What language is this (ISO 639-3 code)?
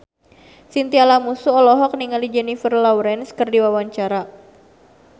sun